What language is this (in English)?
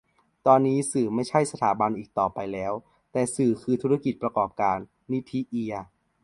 Thai